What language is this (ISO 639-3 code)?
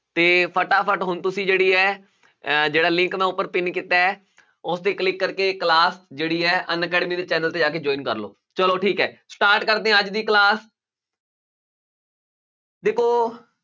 pan